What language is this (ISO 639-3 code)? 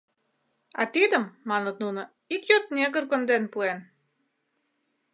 chm